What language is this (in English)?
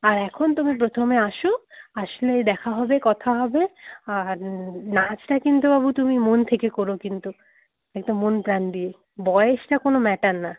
Bangla